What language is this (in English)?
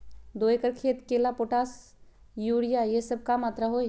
Magahi